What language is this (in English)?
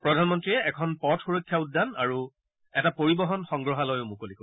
Assamese